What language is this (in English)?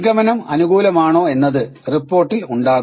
Malayalam